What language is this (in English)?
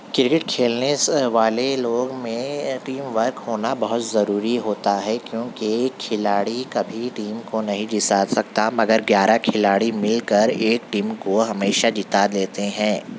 Urdu